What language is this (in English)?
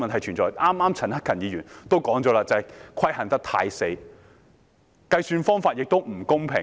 Cantonese